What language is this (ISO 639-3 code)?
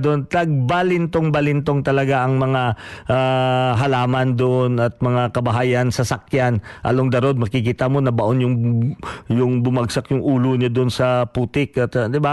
fil